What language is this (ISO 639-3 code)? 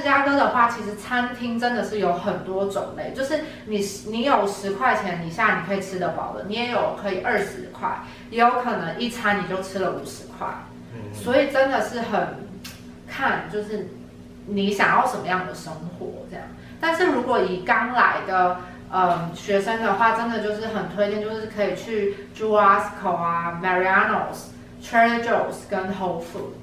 zho